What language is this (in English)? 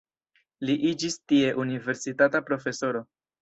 Esperanto